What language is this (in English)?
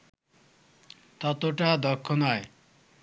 Bangla